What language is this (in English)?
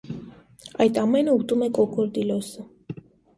Armenian